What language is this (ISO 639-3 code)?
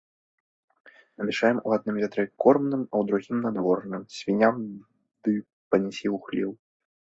bel